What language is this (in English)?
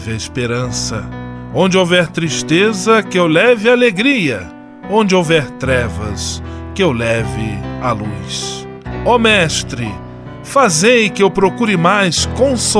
Portuguese